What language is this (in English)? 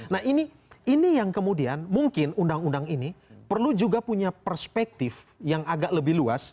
Indonesian